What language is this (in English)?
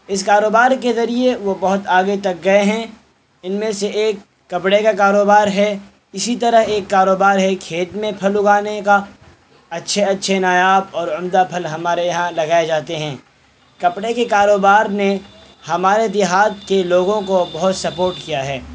Urdu